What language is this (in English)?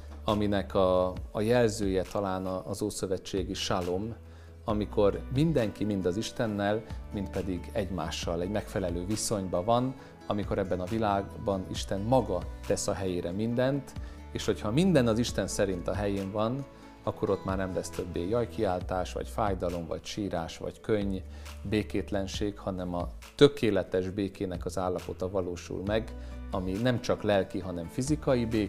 Hungarian